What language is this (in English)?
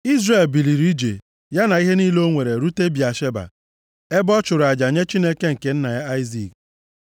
Igbo